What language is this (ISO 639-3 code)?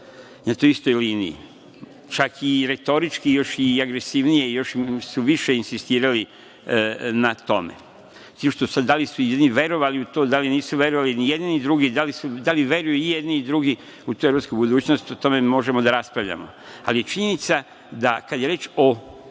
srp